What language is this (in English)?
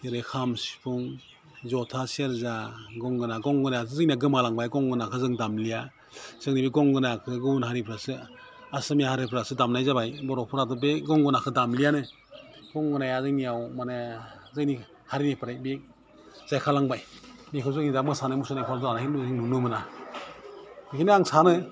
Bodo